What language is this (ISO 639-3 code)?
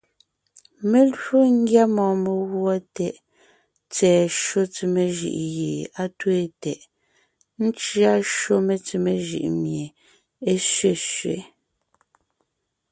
nnh